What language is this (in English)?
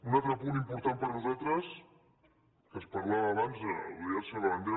Catalan